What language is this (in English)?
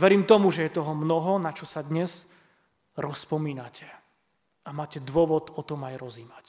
Slovak